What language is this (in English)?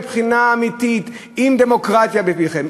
Hebrew